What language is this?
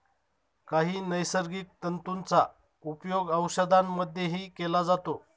Marathi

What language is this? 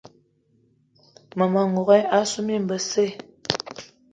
Eton (Cameroon)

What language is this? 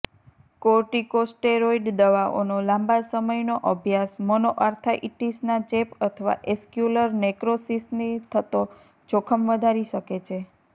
Gujarati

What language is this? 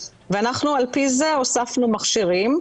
Hebrew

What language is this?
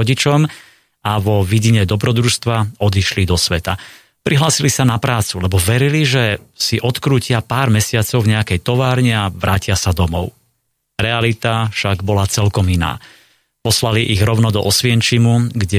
Slovak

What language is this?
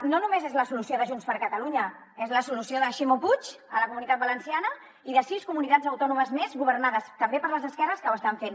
Catalan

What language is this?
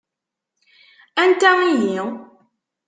Kabyle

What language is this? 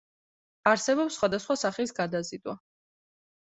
Georgian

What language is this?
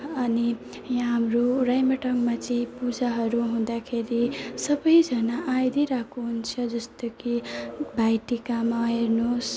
Nepali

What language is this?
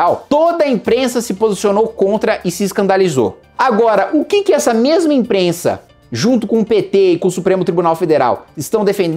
Portuguese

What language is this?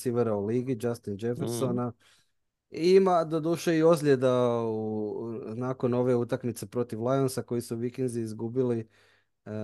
Croatian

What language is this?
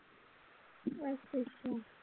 Punjabi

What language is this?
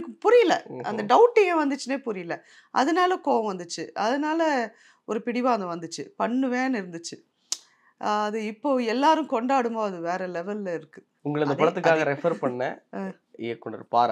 Tamil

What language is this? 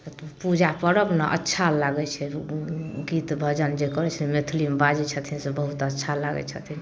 Maithili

